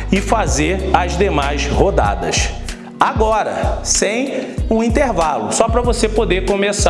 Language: Portuguese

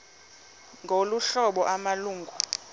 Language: Xhosa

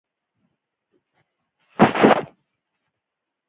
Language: Pashto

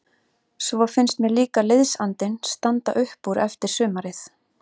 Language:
Icelandic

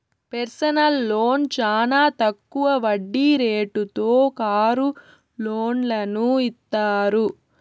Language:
Telugu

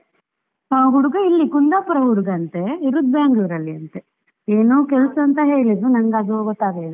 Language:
Kannada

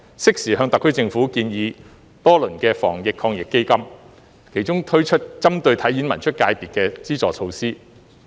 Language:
Cantonese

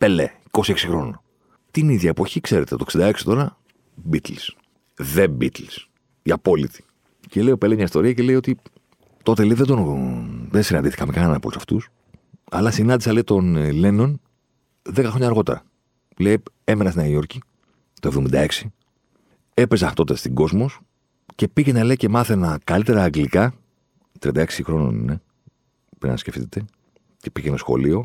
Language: Greek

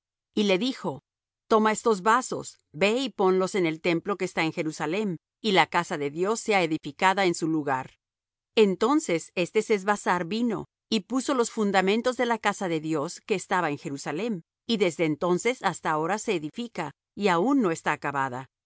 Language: Spanish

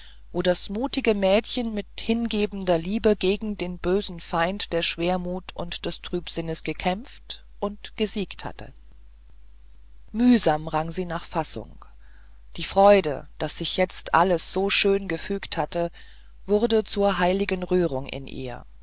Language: German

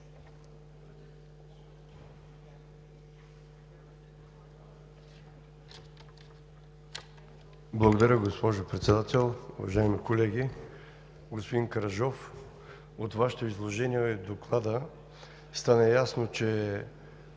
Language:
Bulgarian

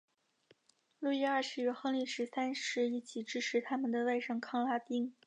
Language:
Chinese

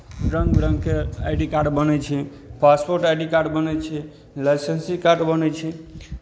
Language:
Maithili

